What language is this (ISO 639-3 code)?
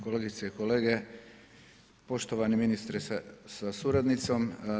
hrv